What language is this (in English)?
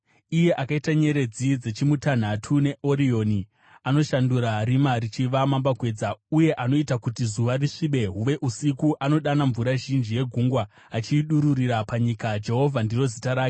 Shona